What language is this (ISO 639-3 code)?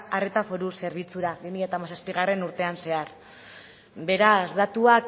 eus